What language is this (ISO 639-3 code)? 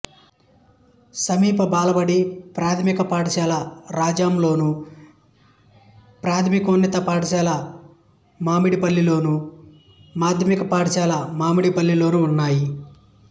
tel